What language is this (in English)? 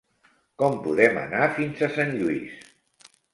Catalan